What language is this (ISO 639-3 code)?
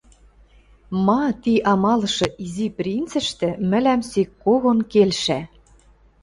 mrj